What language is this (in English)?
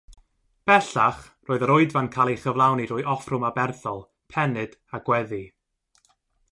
Welsh